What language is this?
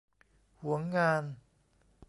Thai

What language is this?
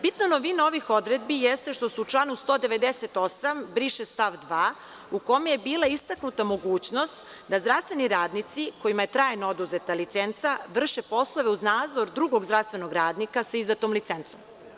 Serbian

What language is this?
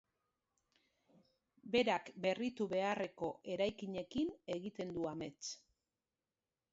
Basque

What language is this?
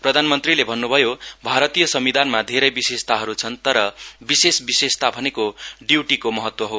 Nepali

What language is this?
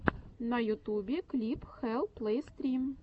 Russian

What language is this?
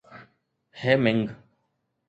Sindhi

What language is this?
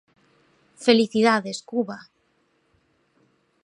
Galician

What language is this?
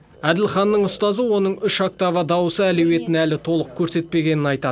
Kazakh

